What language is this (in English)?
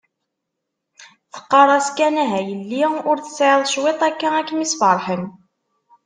Kabyle